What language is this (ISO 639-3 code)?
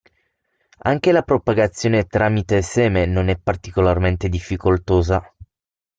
ita